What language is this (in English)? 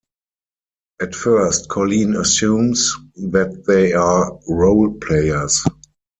English